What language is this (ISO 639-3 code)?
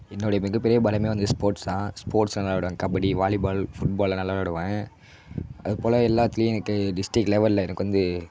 tam